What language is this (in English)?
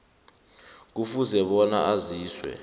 South Ndebele